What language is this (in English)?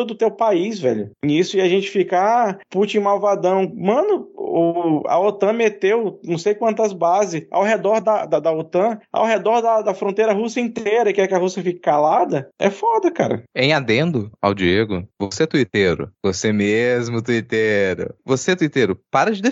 Portuguese